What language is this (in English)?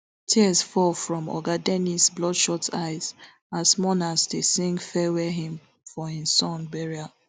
Nigerian Pidgin